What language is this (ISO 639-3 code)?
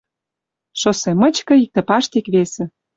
mrj